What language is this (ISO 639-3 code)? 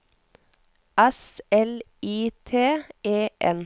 nor